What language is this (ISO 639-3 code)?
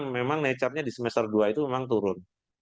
ind